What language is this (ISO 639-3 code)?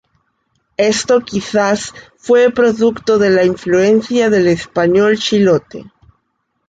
spa